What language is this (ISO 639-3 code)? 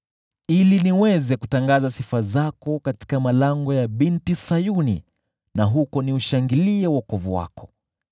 swa